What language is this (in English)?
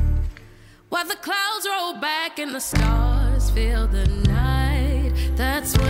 Polish